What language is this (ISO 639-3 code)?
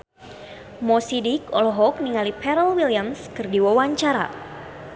sun